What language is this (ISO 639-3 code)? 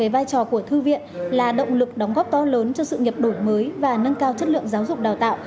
vie